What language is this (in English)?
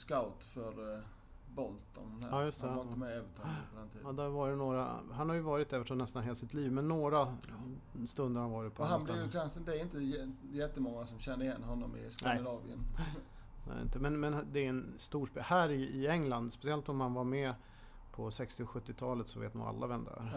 Swedish